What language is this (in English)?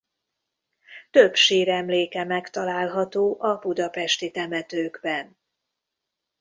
Hungarian